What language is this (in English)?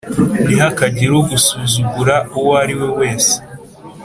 Kinyarwanda